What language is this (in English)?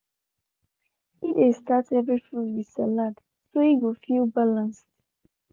Nigerian Pidgin